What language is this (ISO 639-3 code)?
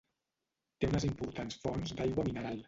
cat